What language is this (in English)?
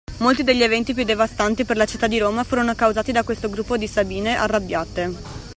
Italian